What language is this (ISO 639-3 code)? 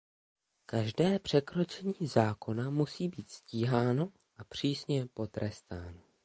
ces